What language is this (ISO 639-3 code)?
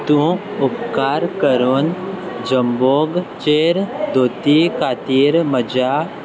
kok